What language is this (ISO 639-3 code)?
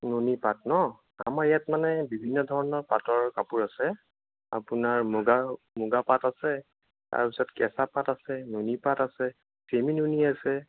asm